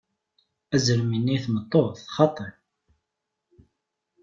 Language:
Kabyle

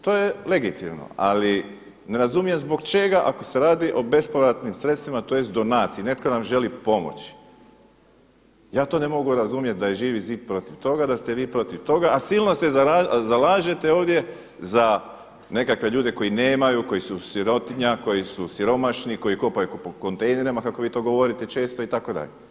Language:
Croatian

